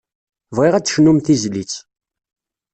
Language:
Kabyle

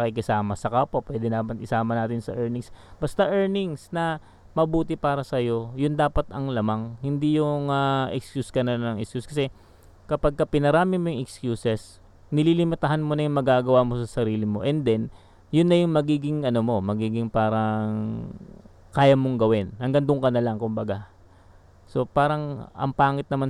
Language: Filipino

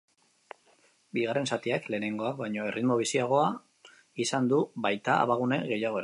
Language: Basque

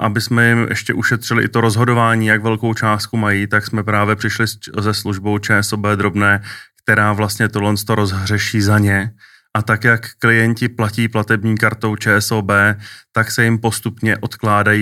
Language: Czech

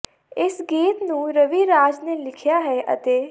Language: Punjabi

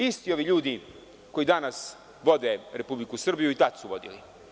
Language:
Serbian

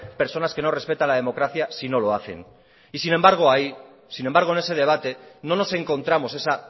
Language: Spanish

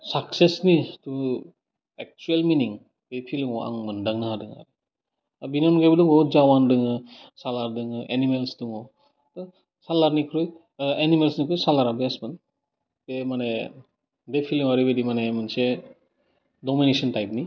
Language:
Bodo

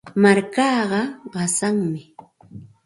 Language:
Santa Ana de Tusi Pasco Quechua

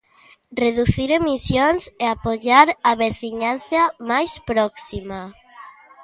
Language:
Galician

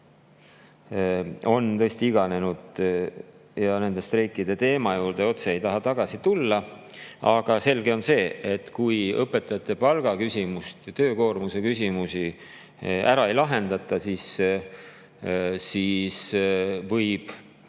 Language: Estonian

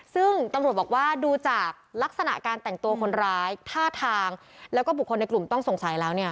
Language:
Thai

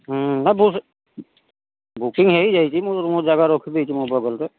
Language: Odia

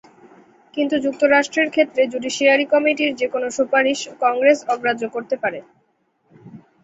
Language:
Bangla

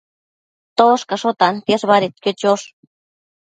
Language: Matsés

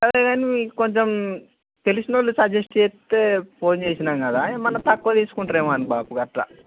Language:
Telugu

